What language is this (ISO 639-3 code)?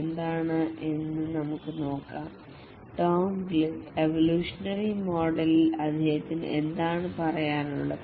mal